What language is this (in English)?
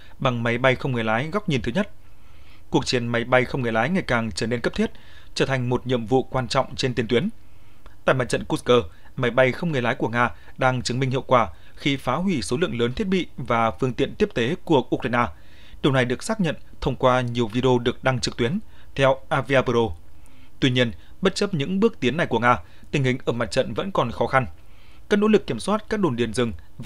Vietnamese